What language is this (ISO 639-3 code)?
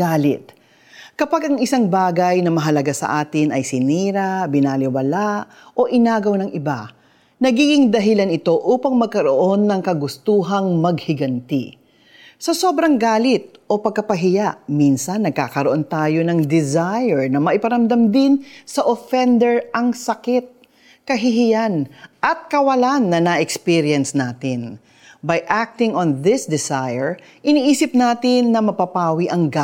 fil